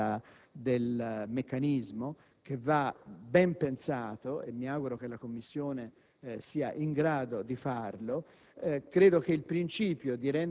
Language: Italian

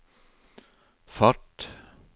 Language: Norwegian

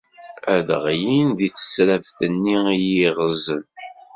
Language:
Kabyle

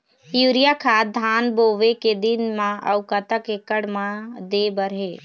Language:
Chhattisgarhi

